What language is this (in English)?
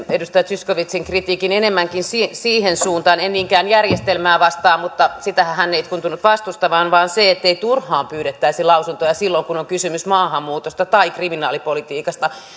Finnish